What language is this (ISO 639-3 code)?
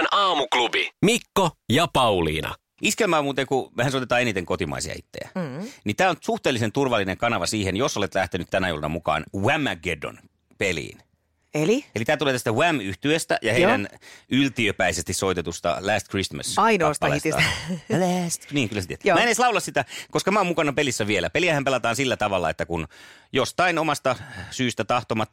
fin